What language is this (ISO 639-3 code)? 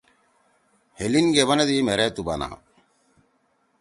trw